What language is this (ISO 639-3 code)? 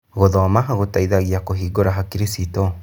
kik